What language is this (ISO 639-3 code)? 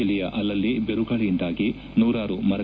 kan